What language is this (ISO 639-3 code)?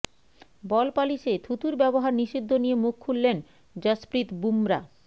ben